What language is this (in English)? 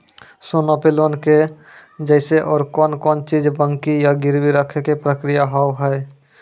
Maithili